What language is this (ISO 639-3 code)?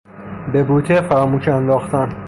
fas